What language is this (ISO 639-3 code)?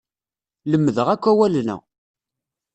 kab